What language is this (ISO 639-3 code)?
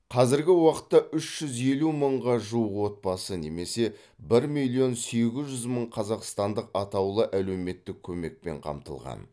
kaz